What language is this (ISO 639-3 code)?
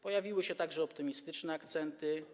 pol